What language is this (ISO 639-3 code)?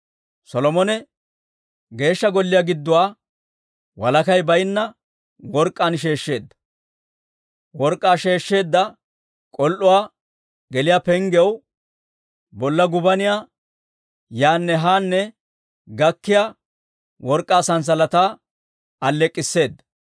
dwr